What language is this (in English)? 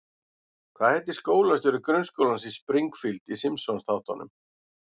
Icelandic